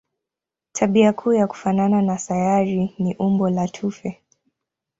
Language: Swahili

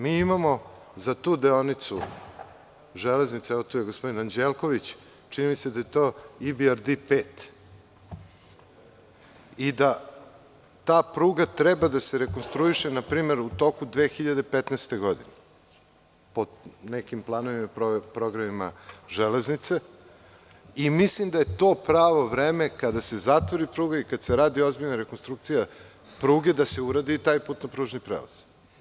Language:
Serbian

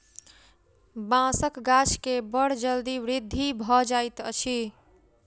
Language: Maithili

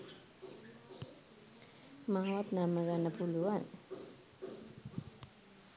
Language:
Sinhala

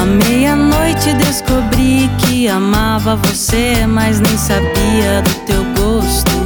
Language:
Portuguese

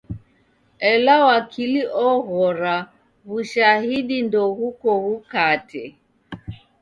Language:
Taita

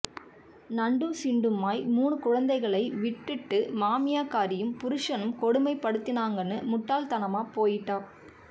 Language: Tamil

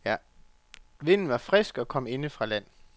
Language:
Danish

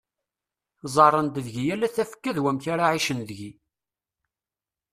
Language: Kabyle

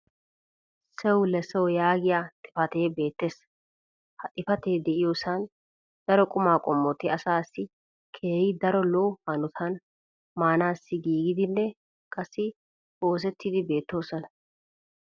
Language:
Wolaytta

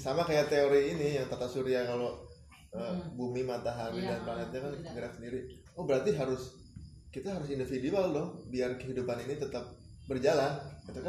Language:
Indonesian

